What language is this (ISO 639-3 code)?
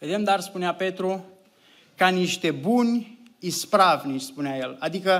ron